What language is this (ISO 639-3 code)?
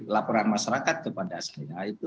ind